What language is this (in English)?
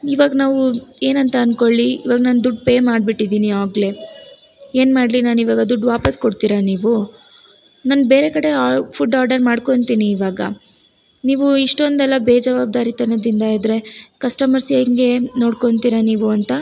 Kannada